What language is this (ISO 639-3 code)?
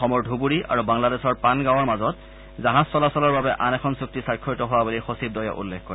asm